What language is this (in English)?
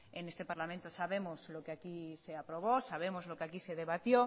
Spanish